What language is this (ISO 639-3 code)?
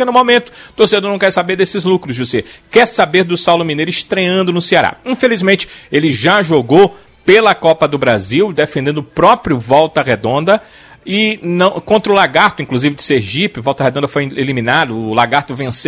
por